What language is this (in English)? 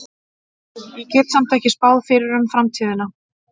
Icelandic